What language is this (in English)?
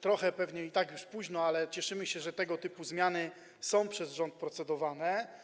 Polish